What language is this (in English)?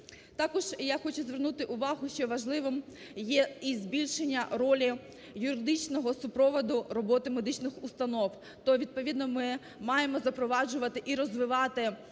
Ukrainian